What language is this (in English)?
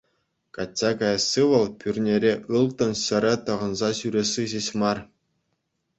Chuvash